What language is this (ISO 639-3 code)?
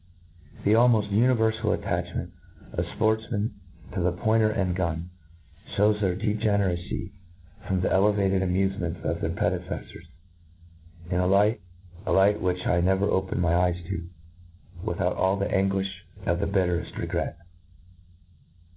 eng